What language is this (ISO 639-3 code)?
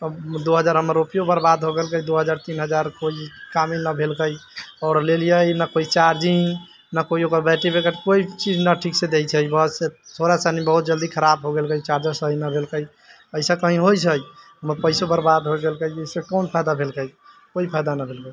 mai